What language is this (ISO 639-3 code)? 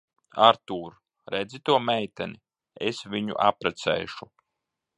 lav